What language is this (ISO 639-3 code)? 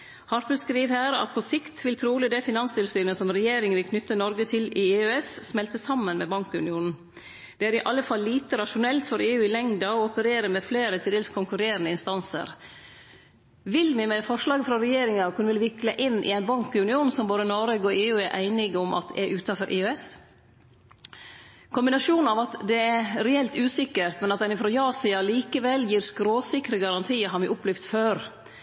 nno